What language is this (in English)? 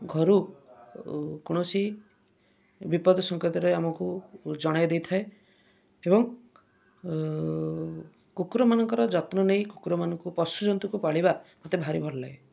Odia